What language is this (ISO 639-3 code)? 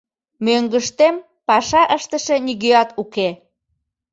chm